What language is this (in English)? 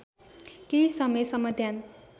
Nepali